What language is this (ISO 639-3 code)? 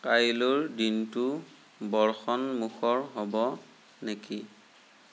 asm